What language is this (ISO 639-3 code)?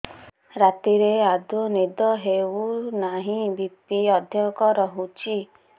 ori